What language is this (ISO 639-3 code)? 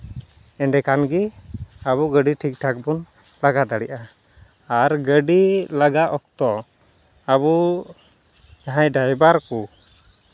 sat